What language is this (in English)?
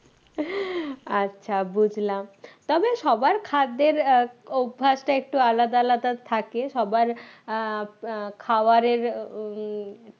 Bangla